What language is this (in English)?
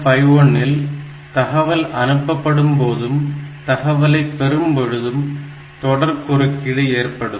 Tamil